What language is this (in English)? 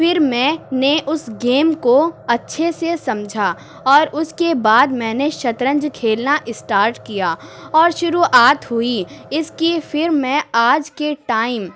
Urdu